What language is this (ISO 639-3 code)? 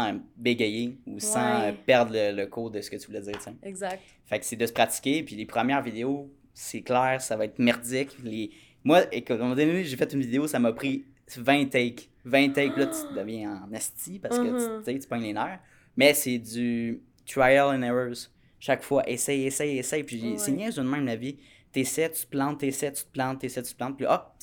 fra